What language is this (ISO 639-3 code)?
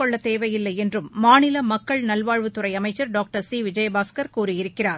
tam